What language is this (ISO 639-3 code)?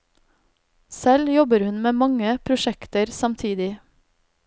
nor